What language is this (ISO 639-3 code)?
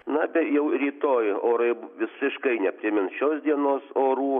lit